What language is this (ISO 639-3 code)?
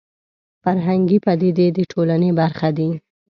pus